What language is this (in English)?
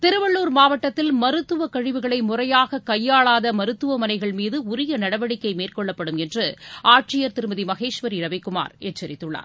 Tamil